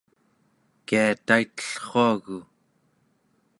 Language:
Central Yupik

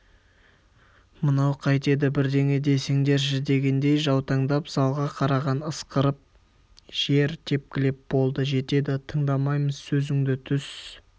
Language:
Kazakh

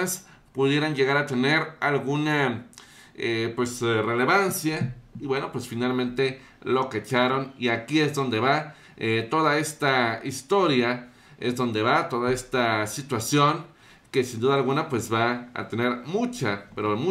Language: Spanish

